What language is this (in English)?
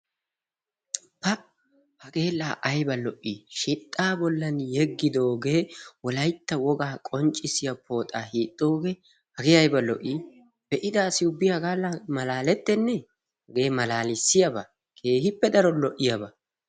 Wolaytta